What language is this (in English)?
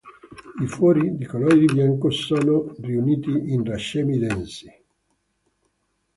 Italian